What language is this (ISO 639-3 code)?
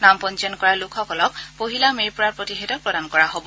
asm